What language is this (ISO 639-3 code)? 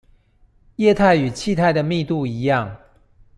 zho